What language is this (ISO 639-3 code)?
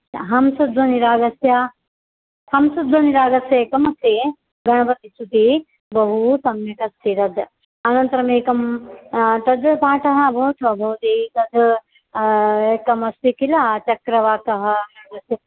san